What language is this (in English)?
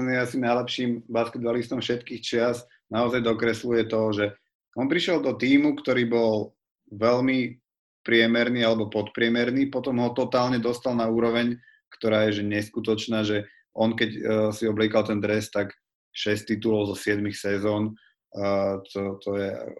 Slovak